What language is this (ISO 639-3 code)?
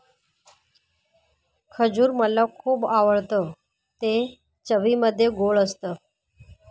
mar